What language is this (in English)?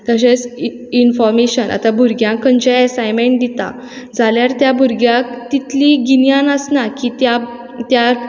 Konkani